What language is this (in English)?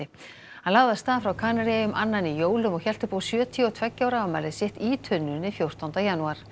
Icelandic